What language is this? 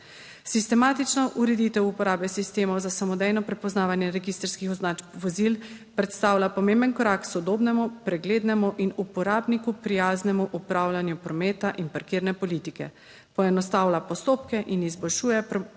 Slovenian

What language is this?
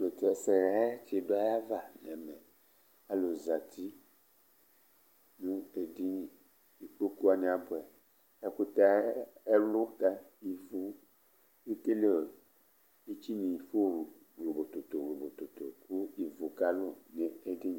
Ikposo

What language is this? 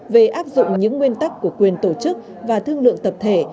Vietnamese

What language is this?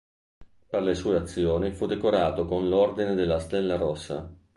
Italian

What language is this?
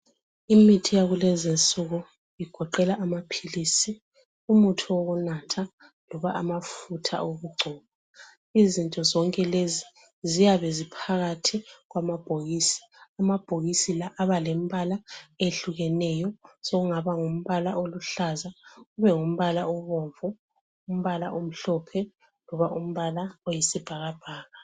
North Ndebele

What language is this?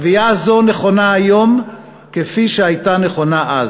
Hebrew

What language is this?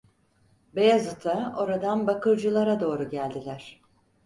Turkish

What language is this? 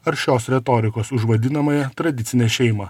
Lithuanian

